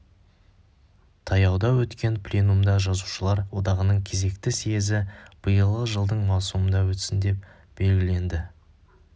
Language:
Kazakh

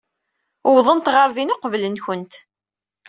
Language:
Kabyle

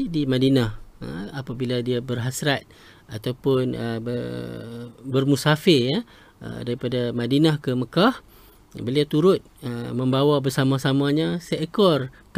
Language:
Malay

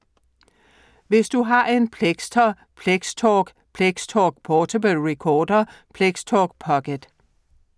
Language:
Danish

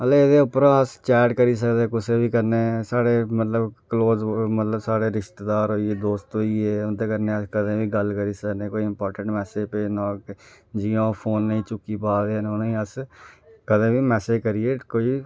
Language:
Dogri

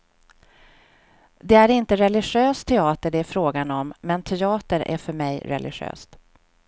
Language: Swedish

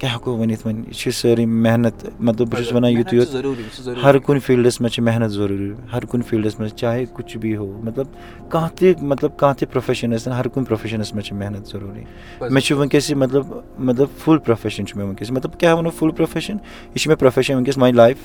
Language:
Urdu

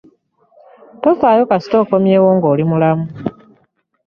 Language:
Ganda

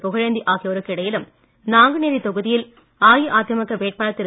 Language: Tamil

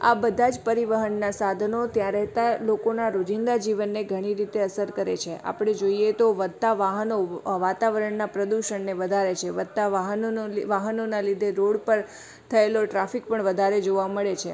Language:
Gujarati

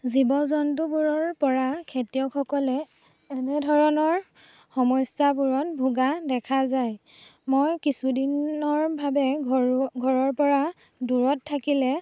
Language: Assamese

